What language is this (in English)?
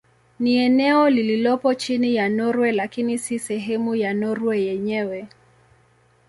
Swahili